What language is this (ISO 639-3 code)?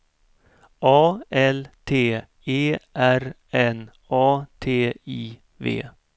swe